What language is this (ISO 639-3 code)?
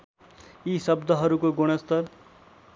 nep